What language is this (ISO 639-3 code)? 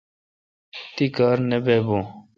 xka